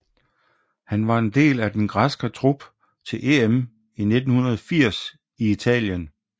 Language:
Danish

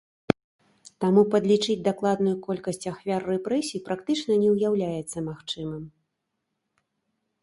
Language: Belarusian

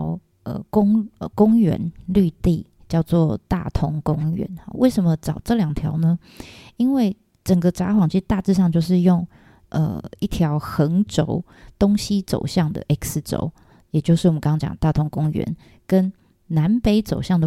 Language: Chinese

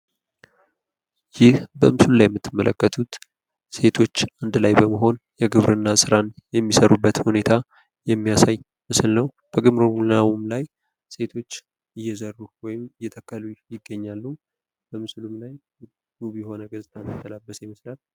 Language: Amharic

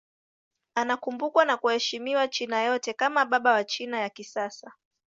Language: Swahili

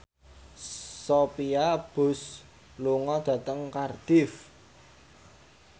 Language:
Javanese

